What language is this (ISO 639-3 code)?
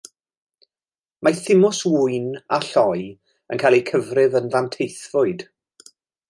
cym